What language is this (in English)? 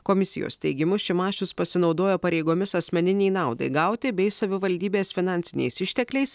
Lithuanian